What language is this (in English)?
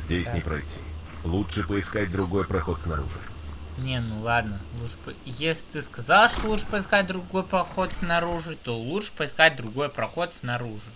Russian